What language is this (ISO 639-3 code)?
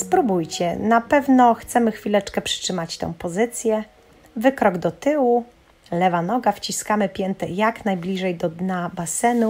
pol